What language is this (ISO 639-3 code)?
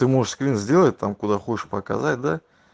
rus